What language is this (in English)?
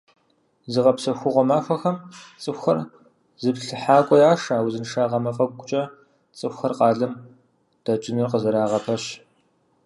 Kabardian